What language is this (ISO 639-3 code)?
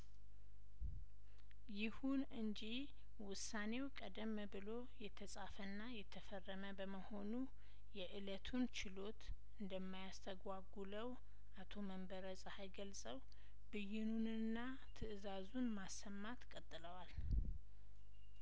amh